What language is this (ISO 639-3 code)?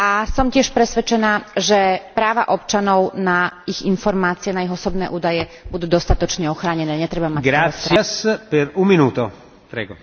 slk